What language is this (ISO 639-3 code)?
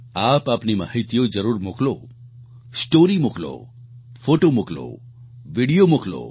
guj